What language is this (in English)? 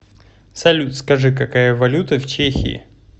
Russian